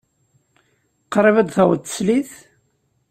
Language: Kabyle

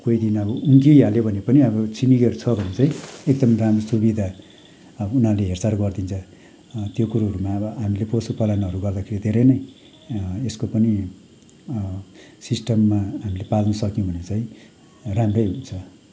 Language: Nepali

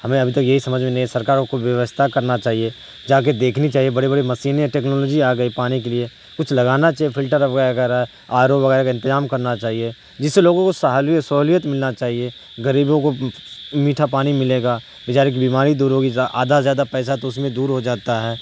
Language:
Urdu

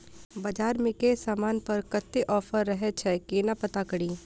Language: Maithili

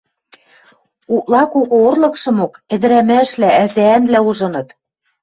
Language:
Western Mari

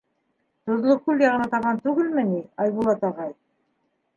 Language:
Bashkir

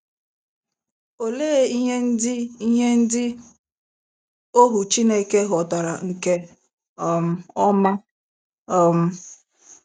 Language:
Igbo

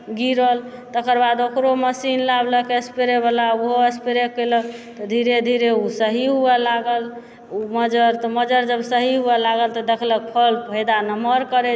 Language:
Maithili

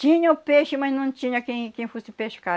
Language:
Portuguese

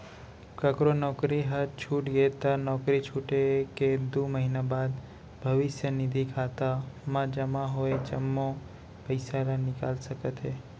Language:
Chhattisgarhi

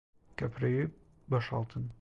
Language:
Turkish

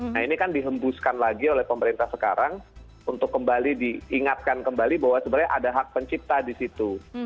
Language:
Indonesian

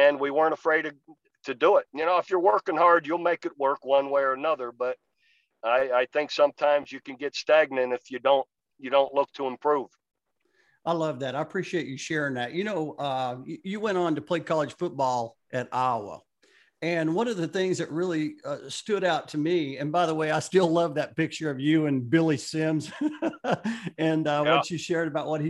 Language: English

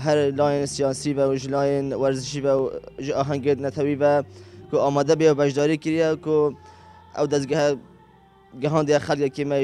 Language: Arabic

